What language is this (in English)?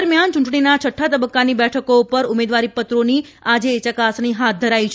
Gujarati